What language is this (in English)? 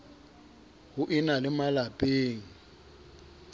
Southern Sotho